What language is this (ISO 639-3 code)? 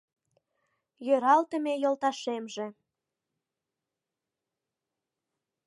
chm